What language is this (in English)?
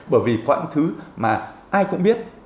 Vietnamese